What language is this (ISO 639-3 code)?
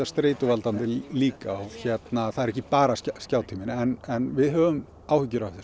isl